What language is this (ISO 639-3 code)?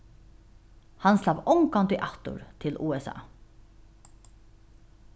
fao